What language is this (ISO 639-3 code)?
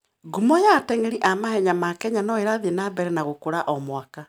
kik